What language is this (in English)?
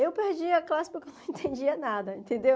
Portuguese